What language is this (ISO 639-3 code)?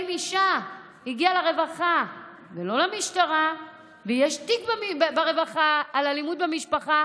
heb